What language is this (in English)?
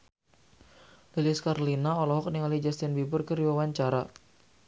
Sundanese